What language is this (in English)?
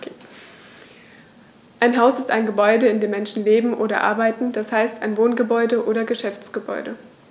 German